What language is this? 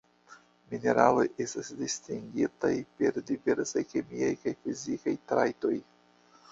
Esperanto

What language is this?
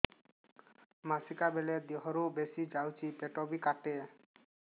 Odia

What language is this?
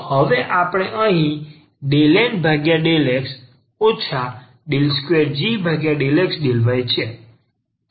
Gujarati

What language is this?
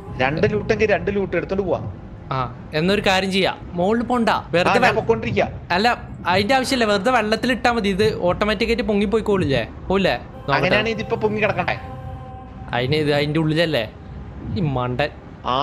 Malayalam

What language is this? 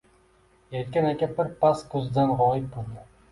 Uzbek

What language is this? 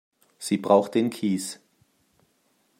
German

